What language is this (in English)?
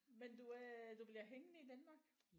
Danish